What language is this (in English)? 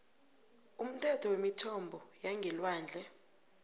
South Ndebele